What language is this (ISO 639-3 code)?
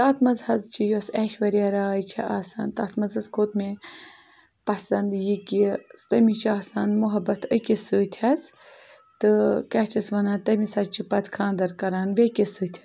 kas